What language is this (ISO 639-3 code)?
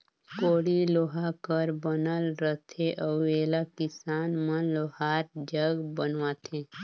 hne